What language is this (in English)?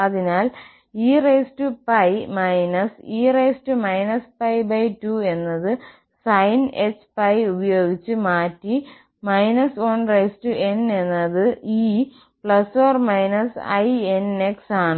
Malayalam